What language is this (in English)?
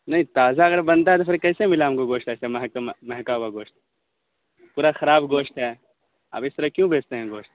Urdu